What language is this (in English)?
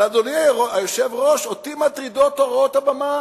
Hebrew